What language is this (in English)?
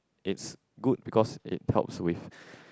English